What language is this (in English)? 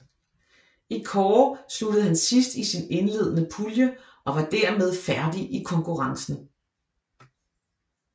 Danish